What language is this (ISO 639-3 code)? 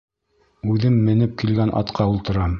bak